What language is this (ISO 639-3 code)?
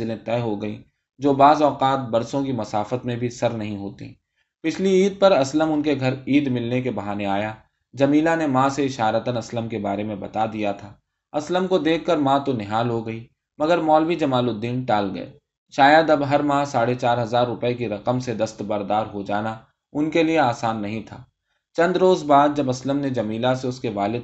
urd